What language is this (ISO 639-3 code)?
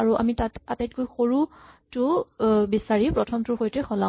asm